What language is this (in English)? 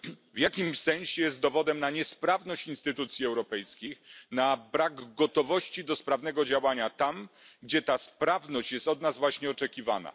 Polish